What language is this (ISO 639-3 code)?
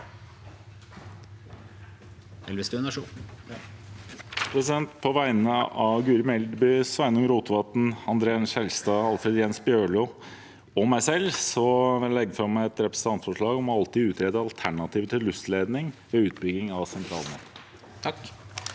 nor